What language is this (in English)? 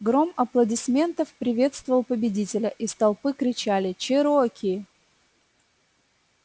Russian